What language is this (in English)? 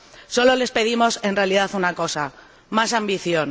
Spanish